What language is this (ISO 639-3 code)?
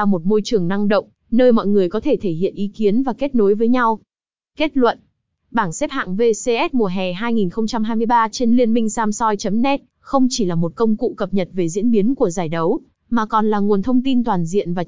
vie